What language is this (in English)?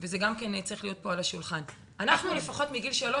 Hebrew